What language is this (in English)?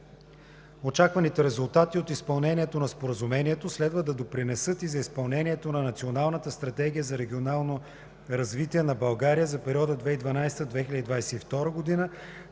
Bulgarian